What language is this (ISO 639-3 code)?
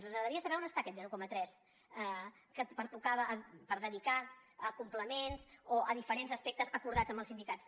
cat